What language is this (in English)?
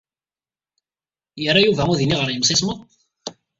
Kabyle